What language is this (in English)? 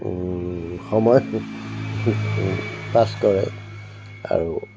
Assamese